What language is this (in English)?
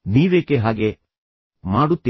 Kannada